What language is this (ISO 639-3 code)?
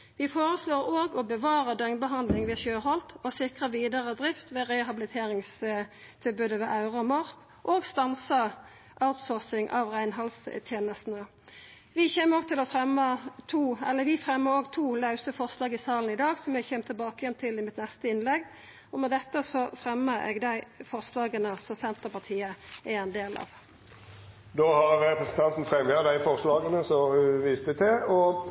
nor